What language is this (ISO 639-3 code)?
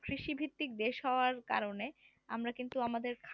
ben